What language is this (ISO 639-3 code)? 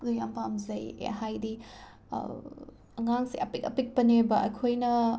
mni